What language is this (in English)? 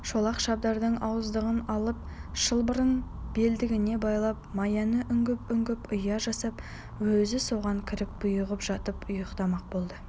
Kazakh